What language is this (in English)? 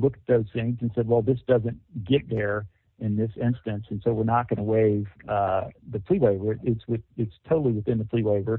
English